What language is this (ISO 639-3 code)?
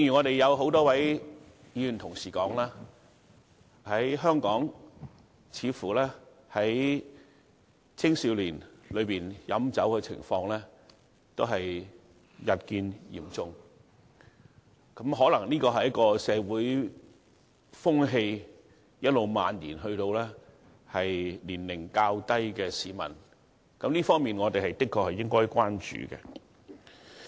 yue